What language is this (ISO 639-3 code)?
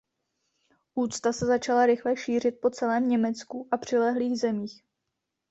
ces